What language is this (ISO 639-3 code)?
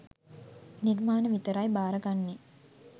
sin